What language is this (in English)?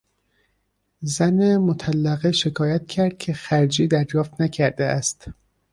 Persian